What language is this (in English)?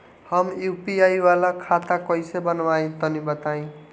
Bhojpuri